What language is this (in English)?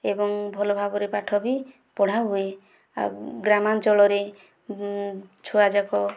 Odia